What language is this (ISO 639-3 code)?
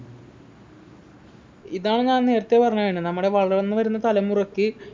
mal